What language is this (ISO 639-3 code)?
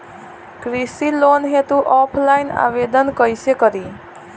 bho